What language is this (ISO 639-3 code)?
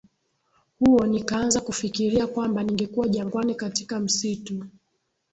swa